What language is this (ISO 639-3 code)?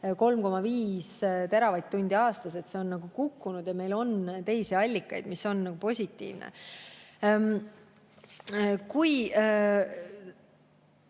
est